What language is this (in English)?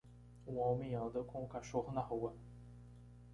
Portuguese